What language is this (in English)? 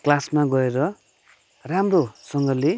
Nepali